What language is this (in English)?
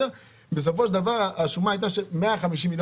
Hebrew